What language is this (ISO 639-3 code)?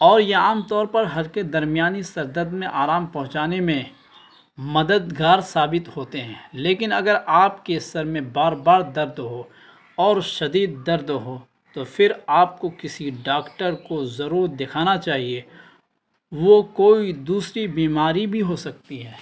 urd